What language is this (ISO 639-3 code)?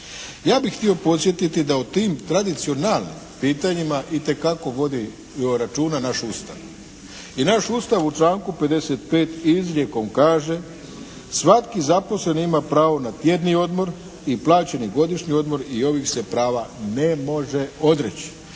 hrv